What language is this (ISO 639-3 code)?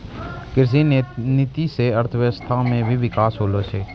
mai